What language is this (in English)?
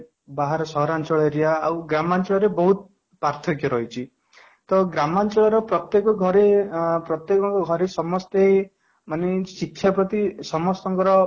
Odia